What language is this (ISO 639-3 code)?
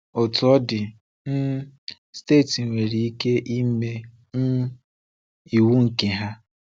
ibo